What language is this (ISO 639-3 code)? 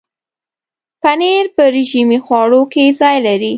pus